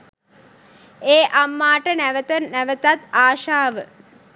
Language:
Sinhala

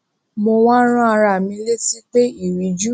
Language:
Yoruba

